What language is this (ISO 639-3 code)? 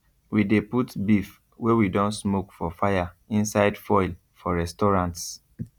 pcm